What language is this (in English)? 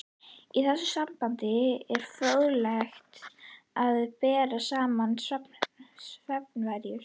Icelandic